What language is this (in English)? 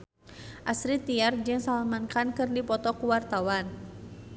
Sundanese